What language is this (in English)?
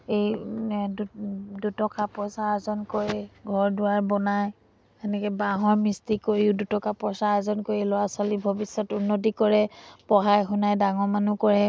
Assamese